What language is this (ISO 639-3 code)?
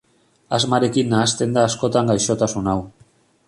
eus